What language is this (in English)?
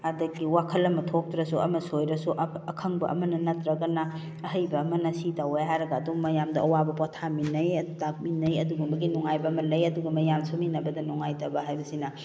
Manipuri